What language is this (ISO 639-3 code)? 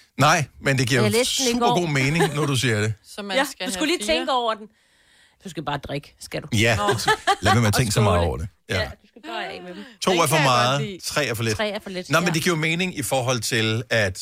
dan